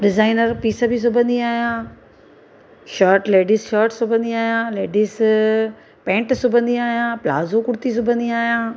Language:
Sindhi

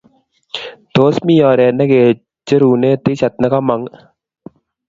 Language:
Kalenjin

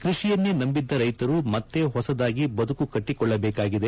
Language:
Kannada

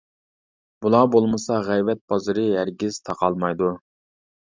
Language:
Uyghur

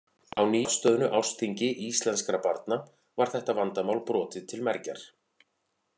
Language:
Icelandic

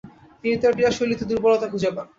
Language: Bangla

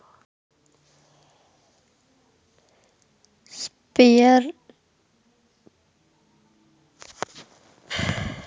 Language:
Kannada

